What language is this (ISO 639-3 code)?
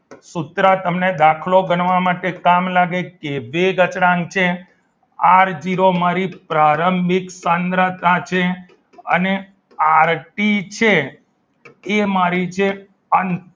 guj